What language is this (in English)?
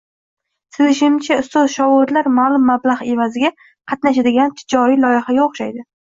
Uzbek